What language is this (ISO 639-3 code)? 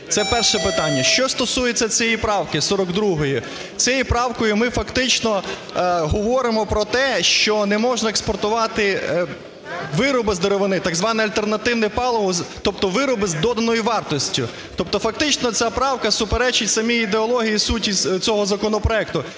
ukr